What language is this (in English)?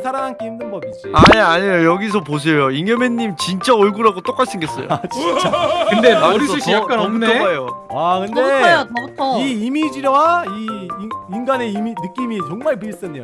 Korean